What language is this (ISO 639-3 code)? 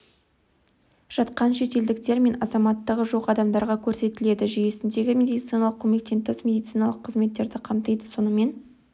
kaz